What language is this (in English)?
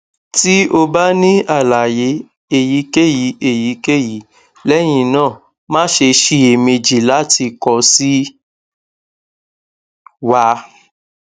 Yoruba